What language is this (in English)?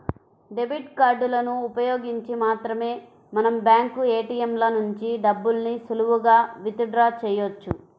Telugu